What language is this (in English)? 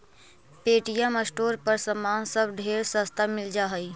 Magahi